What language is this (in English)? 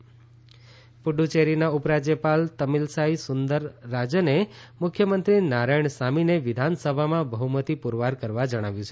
Gujarati